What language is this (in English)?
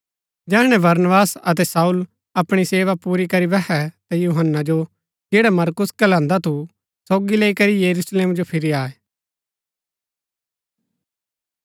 Gaddi